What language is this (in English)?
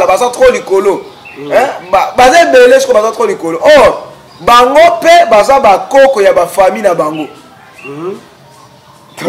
French